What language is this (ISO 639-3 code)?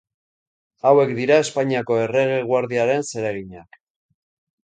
eus